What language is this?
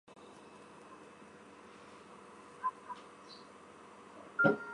Chinese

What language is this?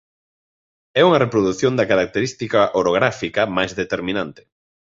Galician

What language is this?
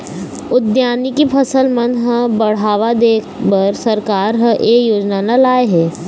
Chhattisgarhi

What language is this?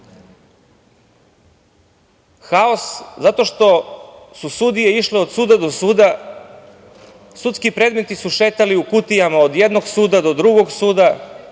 Serbian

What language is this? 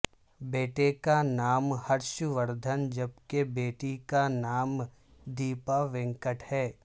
Urdu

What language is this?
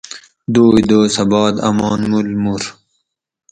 Gawri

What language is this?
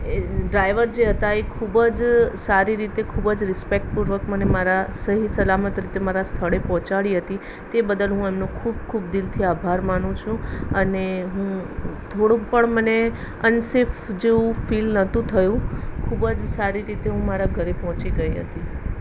Gujarati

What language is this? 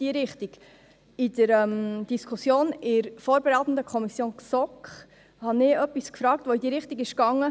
Swiss German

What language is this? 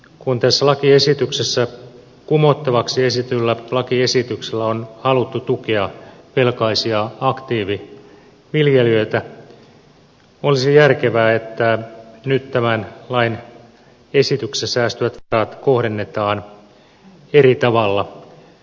Finnish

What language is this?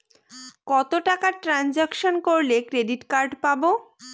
Bangla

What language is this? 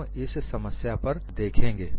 Hindi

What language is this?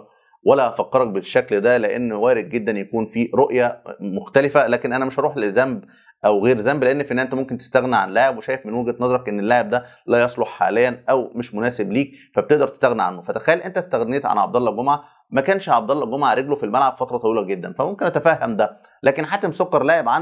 Arabic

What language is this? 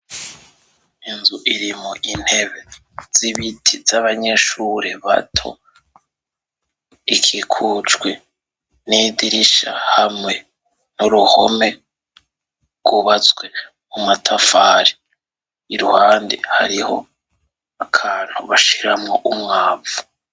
Rundi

